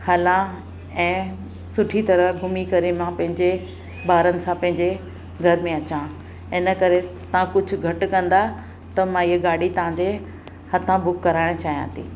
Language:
Sindhi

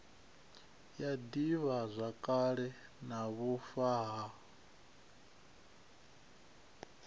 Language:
Venda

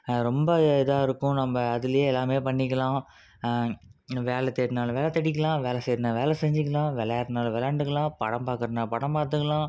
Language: Tamil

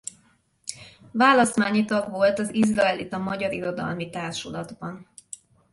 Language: Hungarian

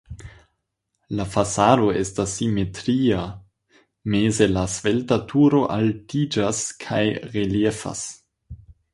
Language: Esperanto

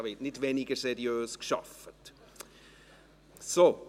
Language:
Swiss German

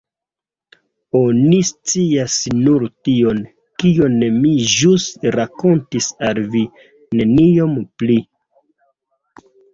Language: Esperanto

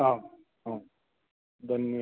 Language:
Sanskrit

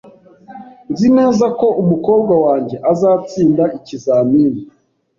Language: Kinyarwanda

